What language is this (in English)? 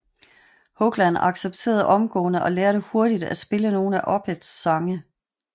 Danish